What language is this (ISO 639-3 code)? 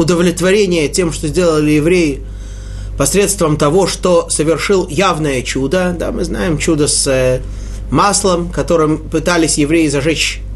rus